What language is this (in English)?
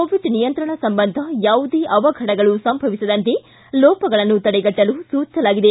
Kannada